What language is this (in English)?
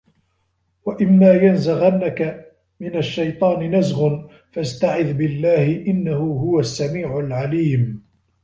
Arabic